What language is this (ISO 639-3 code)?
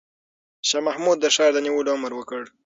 pus